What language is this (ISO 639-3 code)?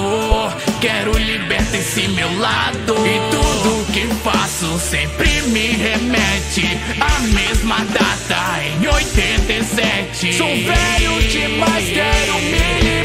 por